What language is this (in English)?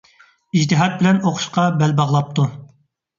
Uyghur